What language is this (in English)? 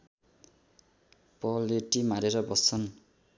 Nepali